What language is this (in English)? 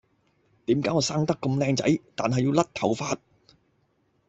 Cantonese